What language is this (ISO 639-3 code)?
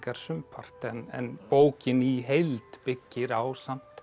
isl